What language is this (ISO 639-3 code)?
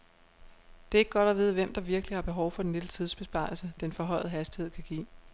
dan